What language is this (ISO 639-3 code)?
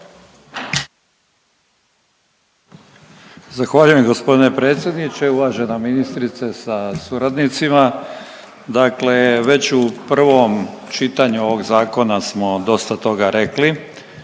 hrv